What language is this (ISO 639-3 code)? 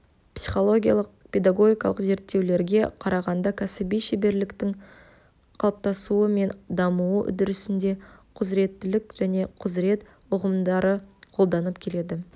kaz